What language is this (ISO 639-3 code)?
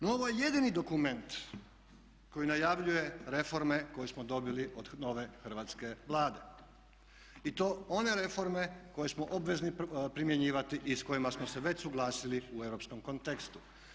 hrv